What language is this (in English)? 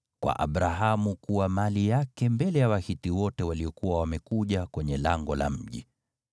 Swahili